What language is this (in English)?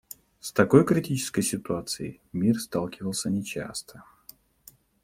Russian